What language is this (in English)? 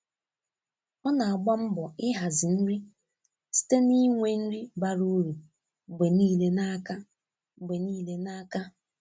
Igbo